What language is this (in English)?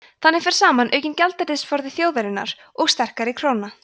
Icelandic